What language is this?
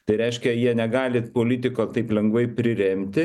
Lithuanian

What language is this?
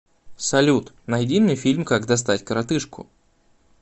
Russian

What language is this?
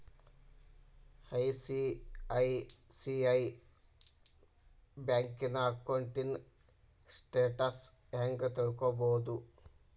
Kannada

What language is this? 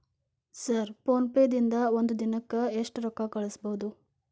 Kannada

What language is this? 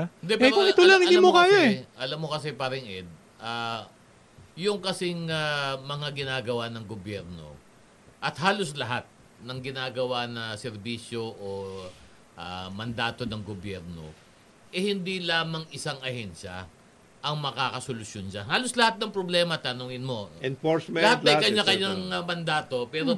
Filipino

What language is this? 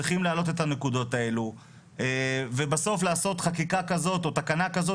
Hebrew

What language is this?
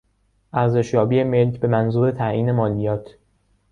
Persian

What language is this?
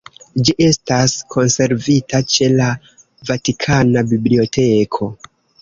Esperanto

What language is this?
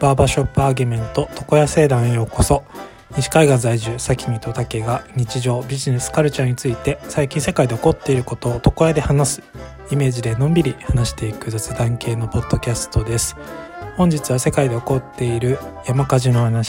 Japanese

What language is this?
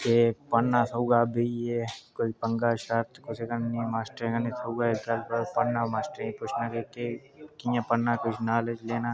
Dogri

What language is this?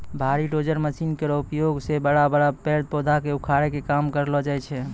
Maithili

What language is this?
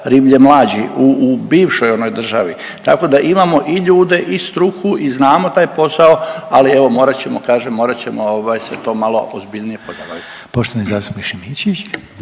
Croatian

